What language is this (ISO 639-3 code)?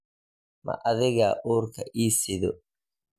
som